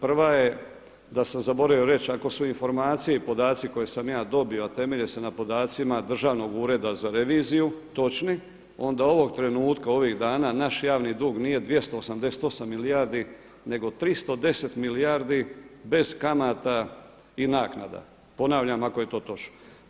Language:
Croatian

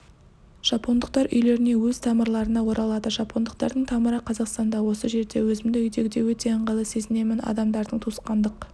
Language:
Kazakh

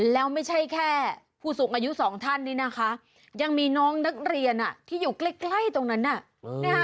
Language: Thai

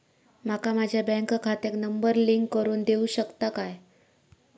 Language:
Marathi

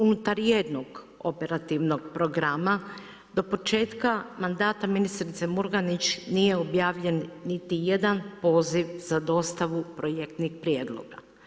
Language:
Croatian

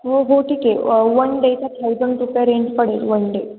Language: Marathi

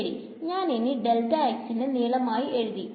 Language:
Malayalam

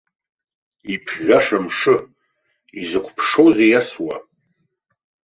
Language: Abkhazian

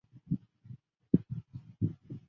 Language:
Chinese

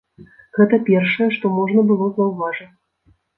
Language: Belarusian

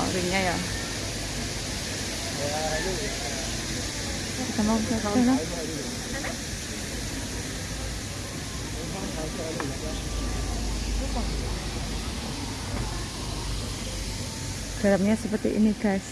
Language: Indonesian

